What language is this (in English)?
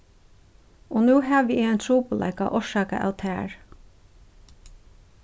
Faroese